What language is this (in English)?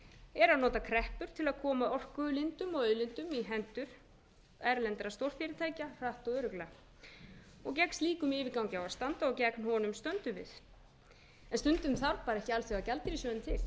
Icelandic